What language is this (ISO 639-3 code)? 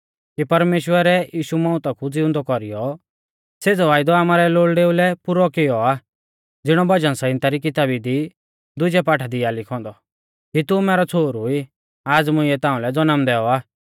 bfz